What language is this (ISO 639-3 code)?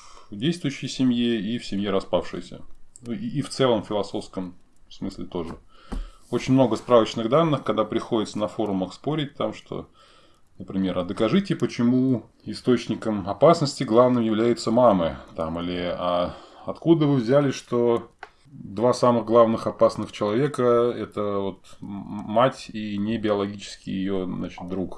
rus